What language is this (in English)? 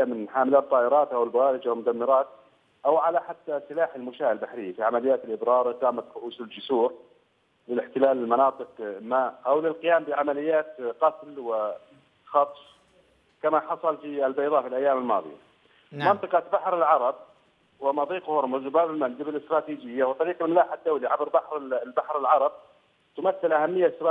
Arabic